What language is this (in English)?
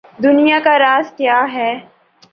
Urdu